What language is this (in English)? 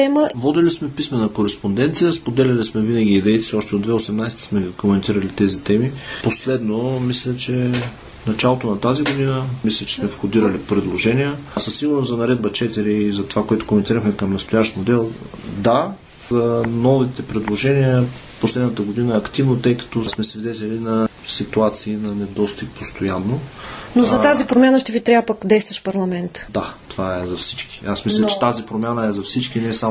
Bulgarian